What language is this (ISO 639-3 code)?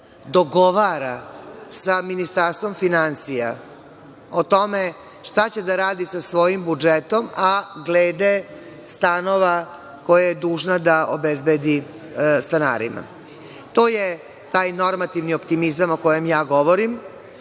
srp